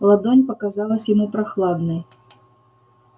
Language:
Russian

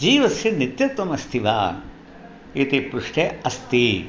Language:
Sanskrit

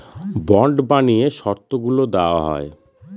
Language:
Bangla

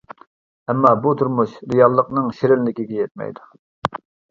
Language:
Uyghur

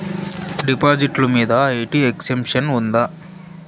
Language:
Telugu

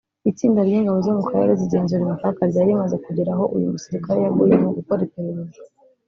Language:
Kinyarwanda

